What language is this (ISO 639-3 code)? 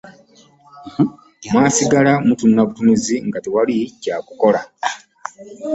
lug